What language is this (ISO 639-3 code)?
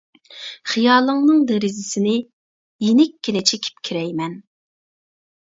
uig